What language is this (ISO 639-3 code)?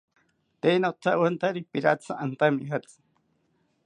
cpy